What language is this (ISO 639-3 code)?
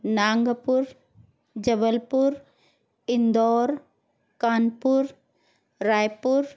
snd